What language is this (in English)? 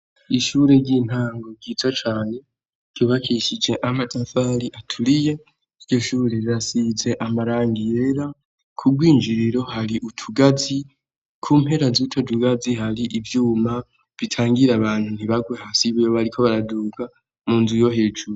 Rundi